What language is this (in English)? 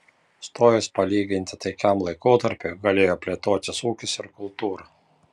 Lithuanian